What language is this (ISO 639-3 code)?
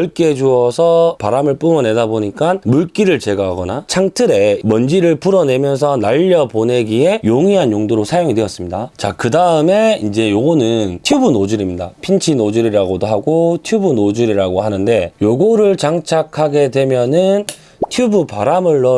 kor